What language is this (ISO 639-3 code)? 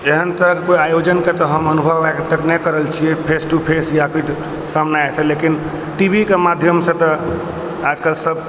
mai